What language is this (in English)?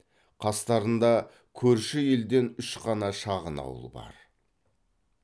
Kazakh